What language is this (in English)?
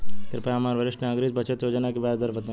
Bhojpuri